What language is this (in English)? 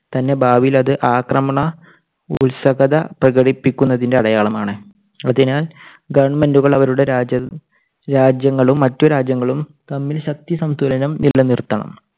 Malayalam